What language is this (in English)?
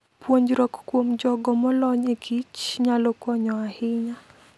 Luo (Kenya and Tanzania)